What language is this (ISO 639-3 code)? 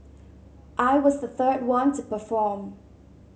eng